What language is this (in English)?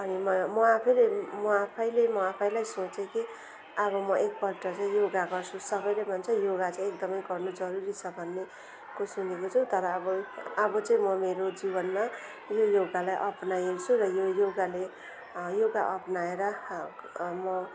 Nepali